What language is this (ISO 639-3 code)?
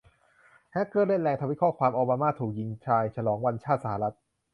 tha